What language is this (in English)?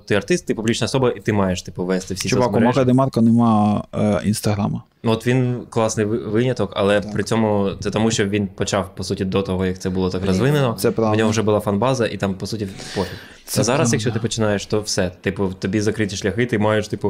Ukrainian